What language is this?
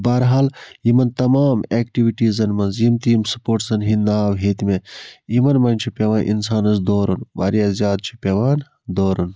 Kashmiri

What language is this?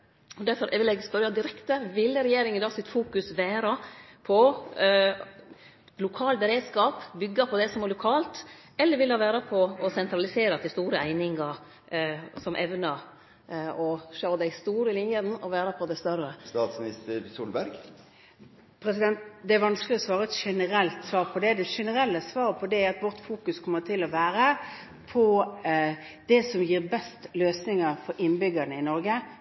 Norwegian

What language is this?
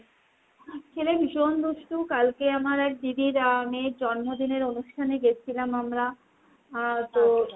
Bangla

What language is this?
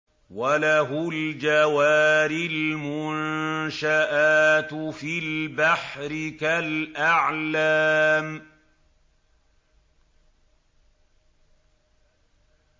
Arabic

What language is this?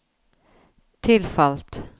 Norwegian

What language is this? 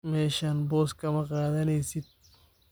Somali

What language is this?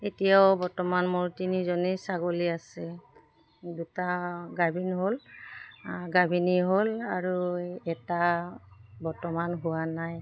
Assamese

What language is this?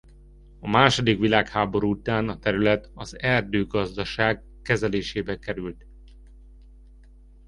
Hungarian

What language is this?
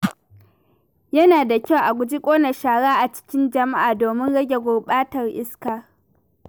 Hausa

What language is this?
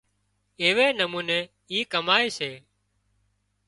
Wadiyara Koli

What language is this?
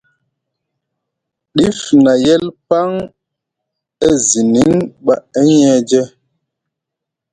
Musgu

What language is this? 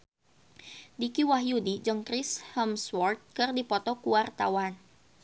Sundanese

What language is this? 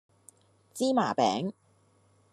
Cantonese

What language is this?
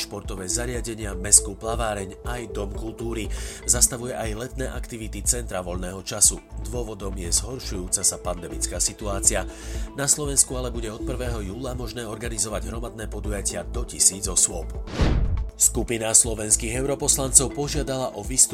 Slovak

